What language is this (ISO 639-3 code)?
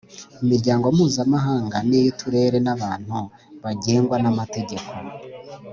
kin